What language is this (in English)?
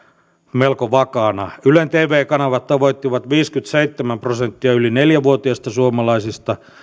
Finnish